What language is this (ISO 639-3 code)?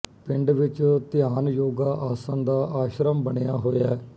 pan